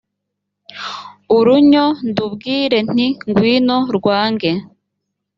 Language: Kinyarwanda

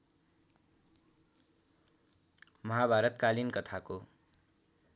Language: Nepali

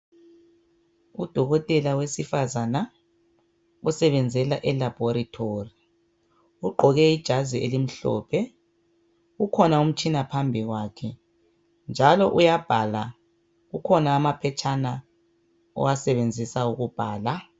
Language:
North Ndebele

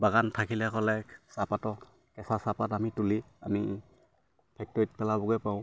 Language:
Assamese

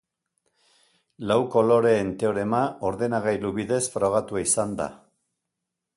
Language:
Basque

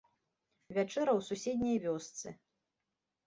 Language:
Belarusian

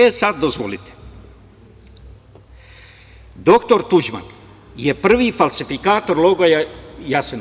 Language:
Serbian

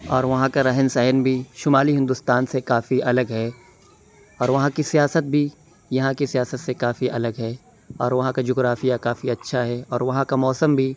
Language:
Urdu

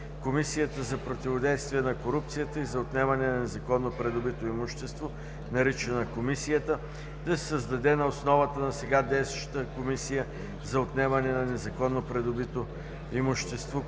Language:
Bulgarian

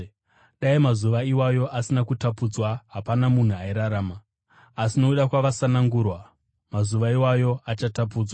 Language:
Shona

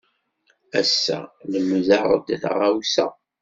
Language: Kabyle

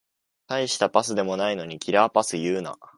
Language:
Japanese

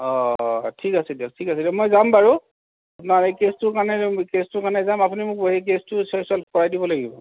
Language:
Assamese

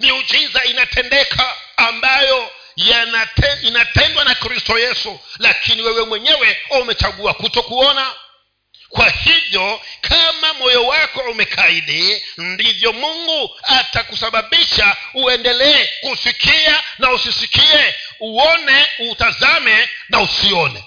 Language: Swahili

